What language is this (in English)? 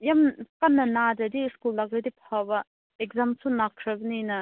Manipuri